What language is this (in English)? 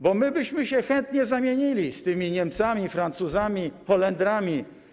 Polish